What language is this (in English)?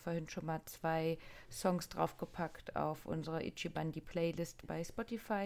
German